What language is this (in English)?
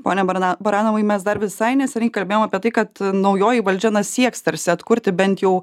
Lithuanian